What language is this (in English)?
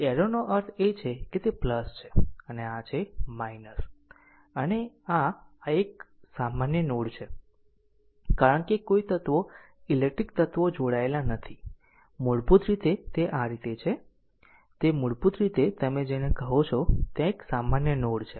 Gujarati